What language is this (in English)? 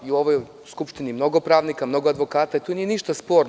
Serbian